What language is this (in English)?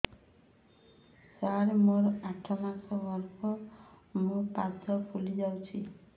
Odia